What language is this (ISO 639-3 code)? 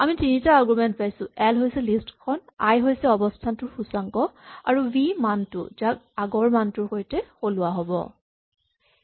asm